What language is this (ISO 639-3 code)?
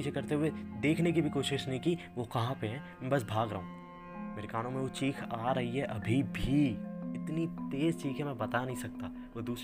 hin